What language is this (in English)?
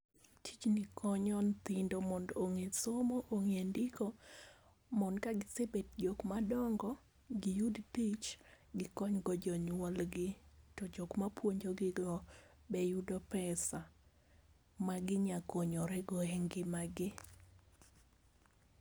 Luo (Kenya and Tanzania)